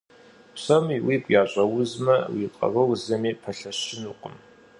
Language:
Kabardian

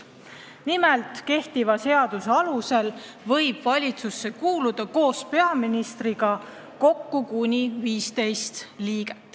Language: Estonian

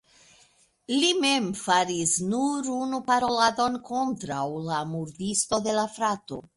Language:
Esperanto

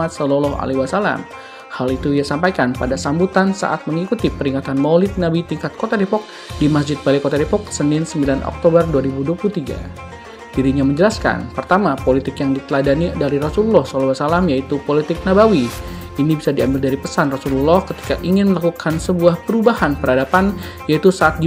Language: Indonesian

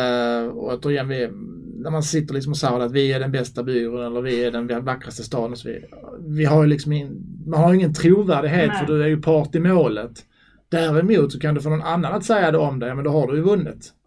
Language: Swedish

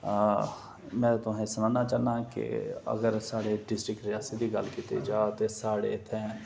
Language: Dogri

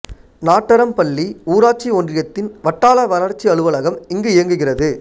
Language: Tamil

